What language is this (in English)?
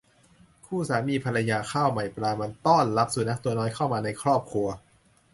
Thai